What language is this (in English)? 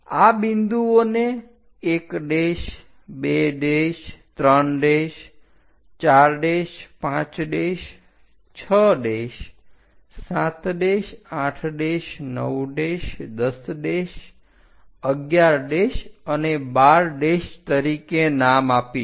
Gujarati